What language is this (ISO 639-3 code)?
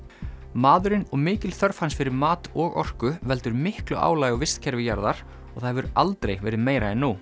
isl